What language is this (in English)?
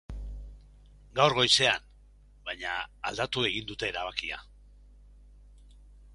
Basque